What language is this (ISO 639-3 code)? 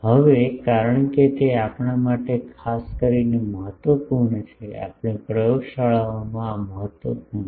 guj